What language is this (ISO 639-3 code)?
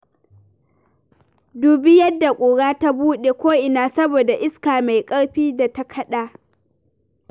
hau